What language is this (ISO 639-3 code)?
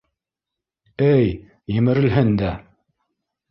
bak